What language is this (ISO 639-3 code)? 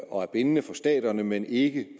dan